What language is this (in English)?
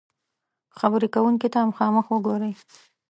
Pashto